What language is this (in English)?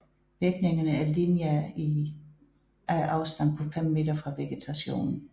Danish